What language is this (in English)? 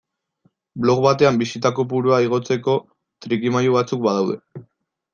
Basque